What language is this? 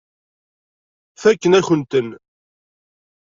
Kabyle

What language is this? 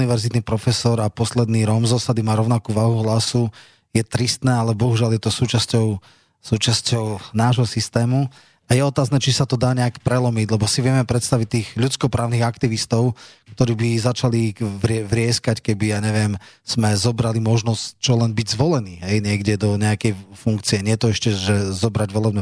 Slovak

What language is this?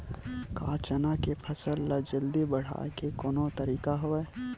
Chhattisgarhi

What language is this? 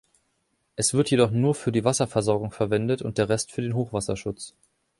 German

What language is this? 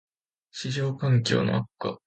Japanese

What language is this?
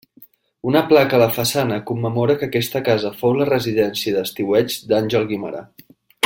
Catalan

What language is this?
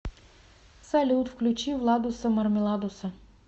Russian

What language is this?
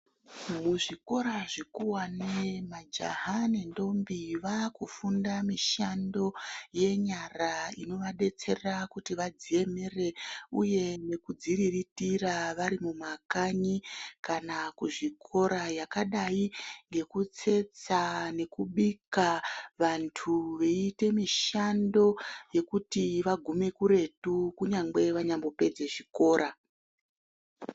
Ndau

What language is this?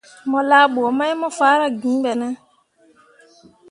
Mundang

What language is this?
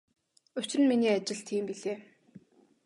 Mongolian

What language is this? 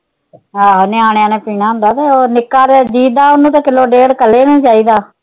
Punjabi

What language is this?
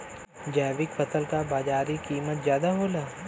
Bhojpuri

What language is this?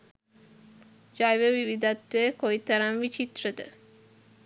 Sinhala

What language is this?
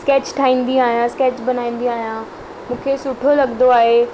Sindhi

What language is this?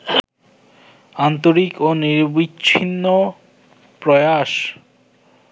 Bangla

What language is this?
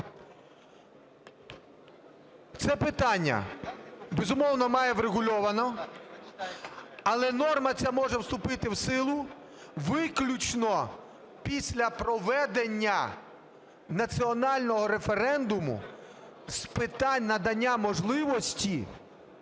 Ukrainian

